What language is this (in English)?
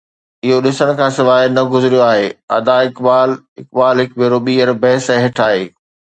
Sindhi